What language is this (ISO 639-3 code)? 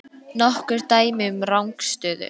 isl